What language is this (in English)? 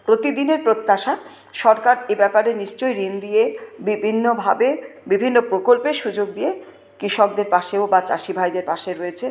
Bangla